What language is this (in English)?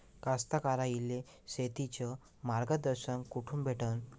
Marathi